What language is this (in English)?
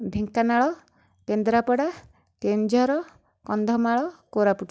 Odia